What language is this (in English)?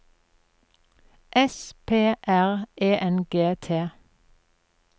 Norwegian